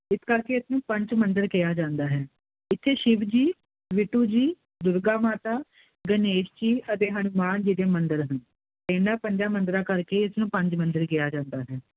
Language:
Punjabi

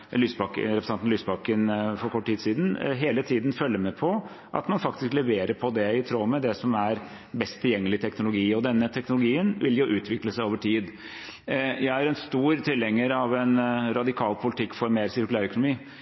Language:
Norwegian Bokmål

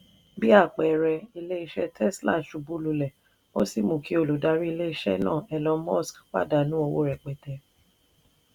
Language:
Yoruba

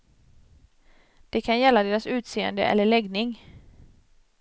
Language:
Swedish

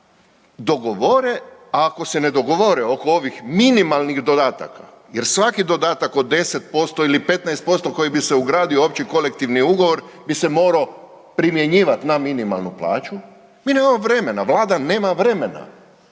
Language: Croatian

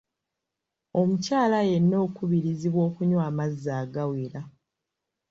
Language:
Ganda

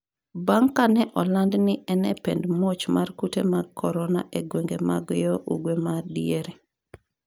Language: Luo (Kenya and Tanzania)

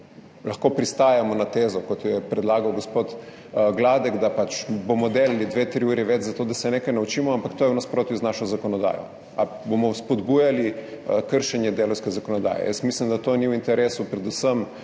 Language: Slovenian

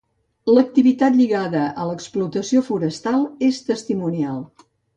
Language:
Catalan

